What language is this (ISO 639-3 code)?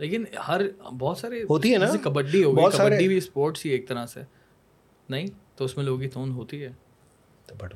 urd